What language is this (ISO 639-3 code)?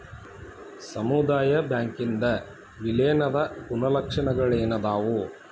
kan